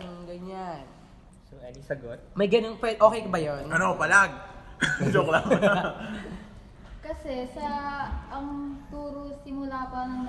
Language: Filipino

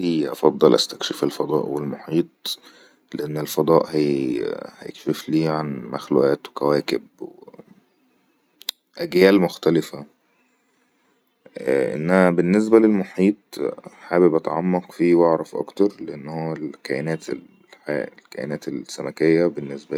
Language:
Egyptian Arabic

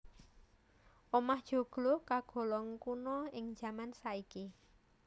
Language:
Javanese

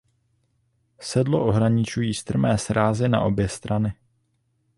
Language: Czech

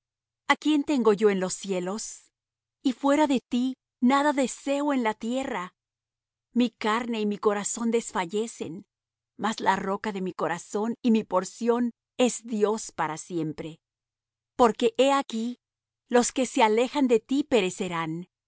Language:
Spanish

